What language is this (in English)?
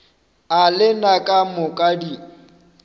Northern Sotho